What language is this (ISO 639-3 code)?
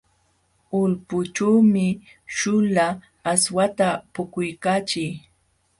qxw